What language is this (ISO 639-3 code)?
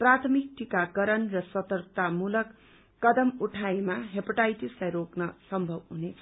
nep